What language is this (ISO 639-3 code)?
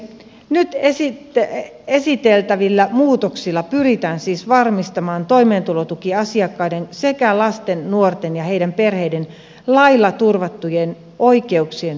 fin